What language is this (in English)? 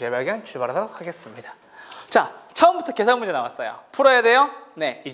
Korean